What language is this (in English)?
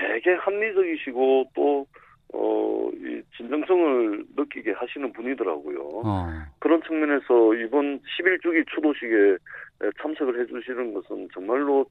Korean